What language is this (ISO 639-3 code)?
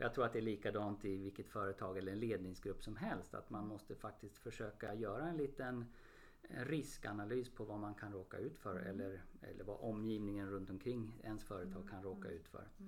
swe